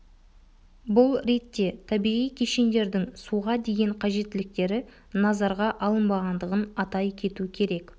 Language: Kazakh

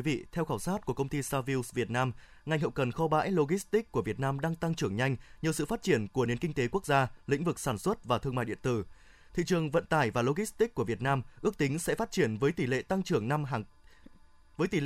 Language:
Vietnamese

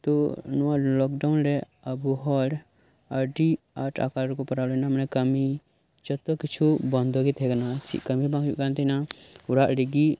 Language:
Santali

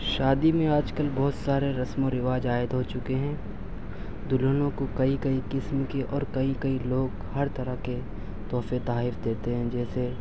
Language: Urdu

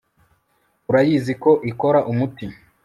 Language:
Kinyarwanda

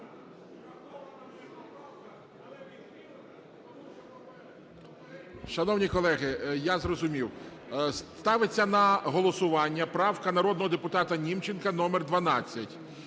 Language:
Ukrainian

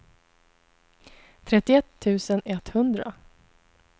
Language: Swedish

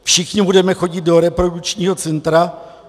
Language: Czech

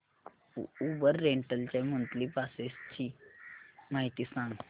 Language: Marathi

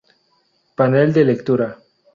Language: Spanish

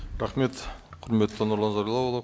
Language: Kazakh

